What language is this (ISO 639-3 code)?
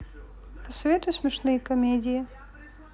rus